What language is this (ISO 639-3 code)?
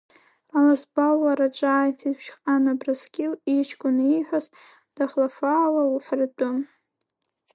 abk